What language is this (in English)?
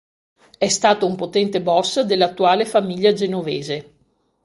Italian